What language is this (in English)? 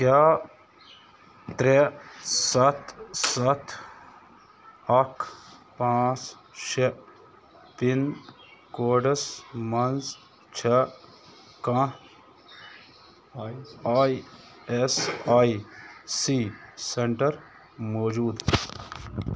Kashmiri